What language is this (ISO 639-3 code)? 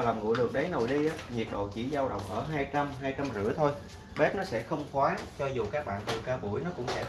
vie